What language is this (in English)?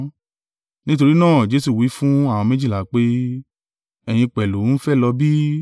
Yoruba